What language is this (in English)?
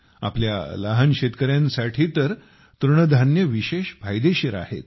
Marathi